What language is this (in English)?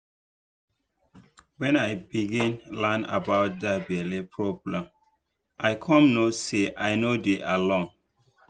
Nigerian Pidgin